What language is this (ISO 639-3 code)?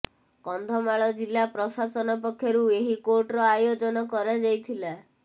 ori